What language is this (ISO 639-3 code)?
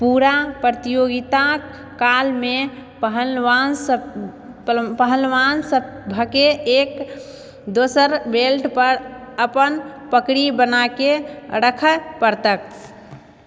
mai